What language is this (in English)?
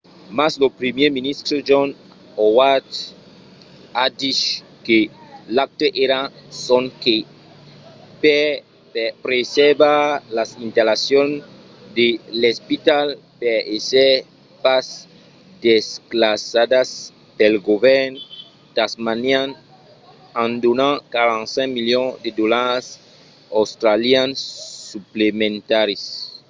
Occitan